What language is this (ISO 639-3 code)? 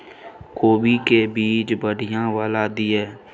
mai